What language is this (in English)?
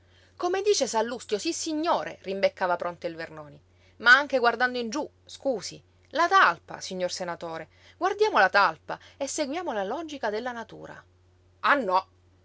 Italian